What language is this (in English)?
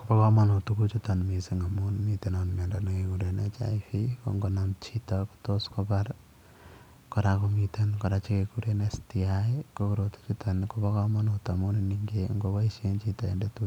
Kalenjin